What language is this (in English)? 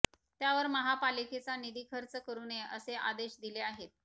Marathi